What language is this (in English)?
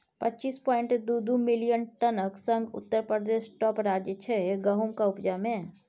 Maithili